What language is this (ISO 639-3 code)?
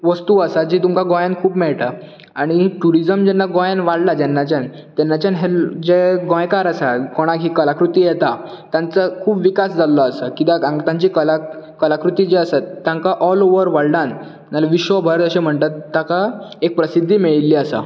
kok